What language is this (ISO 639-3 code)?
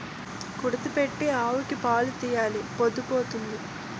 tel